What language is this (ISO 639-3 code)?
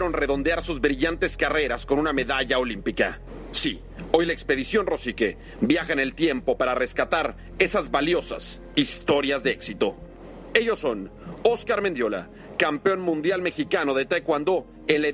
spa